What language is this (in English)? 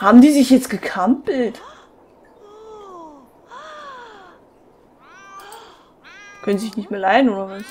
German